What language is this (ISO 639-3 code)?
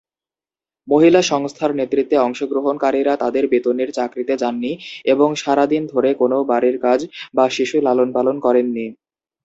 ben